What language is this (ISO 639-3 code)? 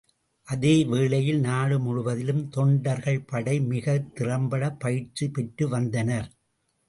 tam